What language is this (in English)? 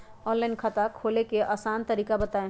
Magahi